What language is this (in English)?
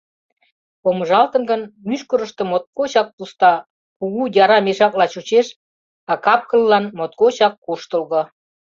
Mari